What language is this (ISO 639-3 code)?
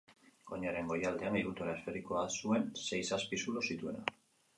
eus